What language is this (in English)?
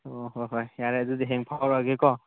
Manipuri